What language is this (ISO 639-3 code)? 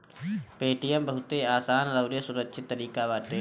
bho